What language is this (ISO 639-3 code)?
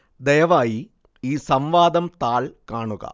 mal